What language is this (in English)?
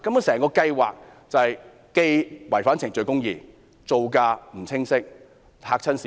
Cantonese